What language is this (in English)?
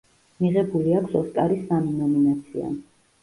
Georgian